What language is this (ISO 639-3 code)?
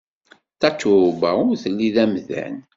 kab